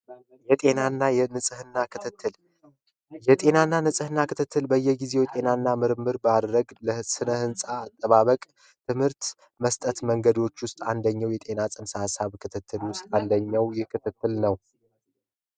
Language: Amharic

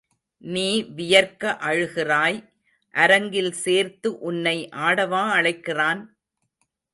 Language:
Tamil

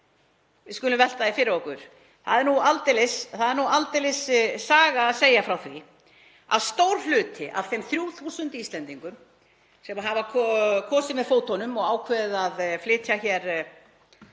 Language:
Icelandic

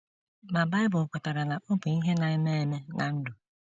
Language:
Igbo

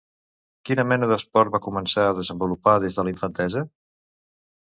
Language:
Catalan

